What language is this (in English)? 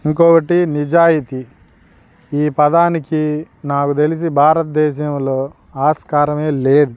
Telugu